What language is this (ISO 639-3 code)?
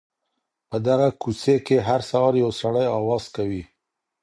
pus